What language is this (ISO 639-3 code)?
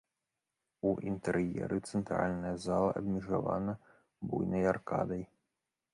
bel